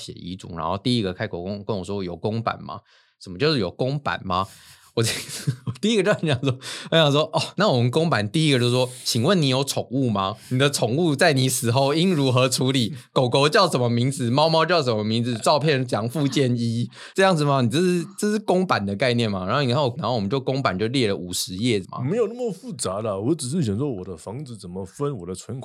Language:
Chinese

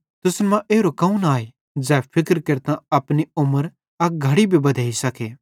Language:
Bhadrawahi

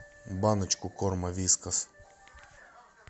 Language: Russian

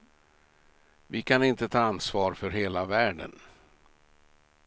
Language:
Swedish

